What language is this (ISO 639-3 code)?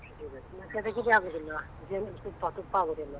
kan